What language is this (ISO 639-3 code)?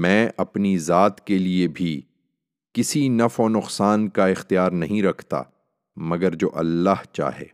urd